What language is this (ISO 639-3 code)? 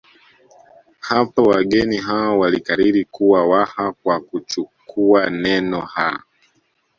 swa